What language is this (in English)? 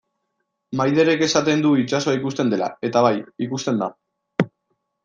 Basque